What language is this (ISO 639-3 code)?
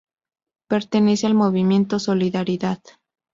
spa